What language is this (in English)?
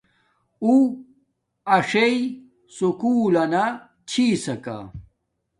Domaaki